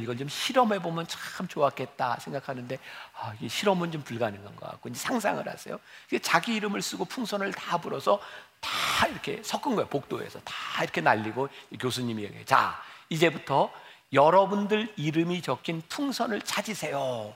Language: Korean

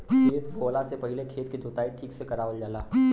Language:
Bhojpuri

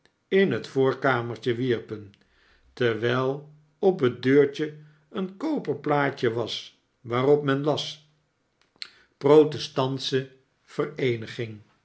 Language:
Dutch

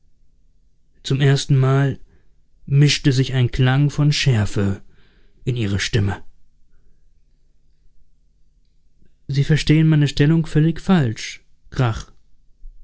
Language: German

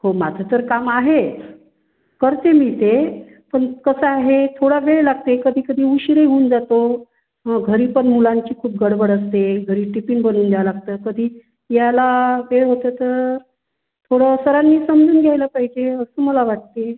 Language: Marathi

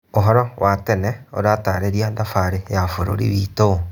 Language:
Kikuyu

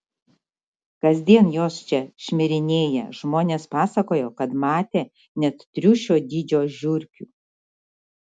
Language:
Lithuanian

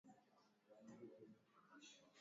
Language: Swahili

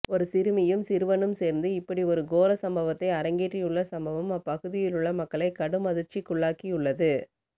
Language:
Tamil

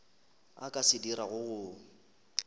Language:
Northern Sotho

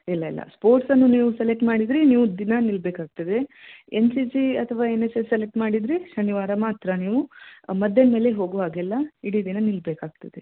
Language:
Kannada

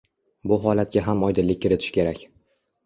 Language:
Uzbek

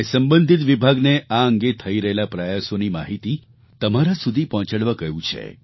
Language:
Gujarati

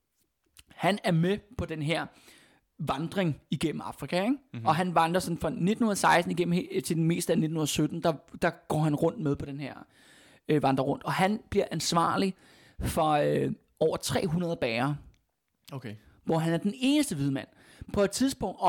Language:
Danish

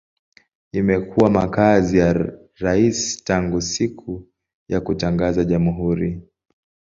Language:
Swahili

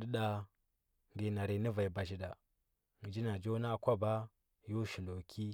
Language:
Huba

